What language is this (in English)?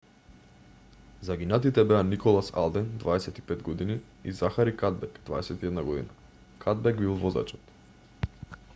Macedonian